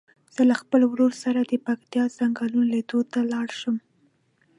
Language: Pashto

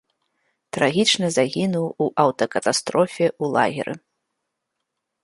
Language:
Belarusian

